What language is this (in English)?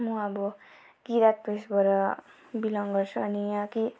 Nepali